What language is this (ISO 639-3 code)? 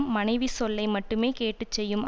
tam